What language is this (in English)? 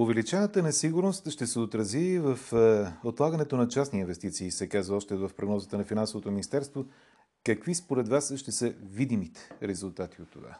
Bulgarian